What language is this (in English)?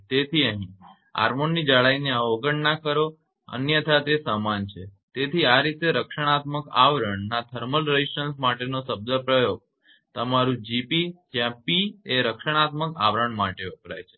Gujarati